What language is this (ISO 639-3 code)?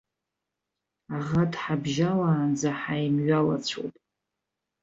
abk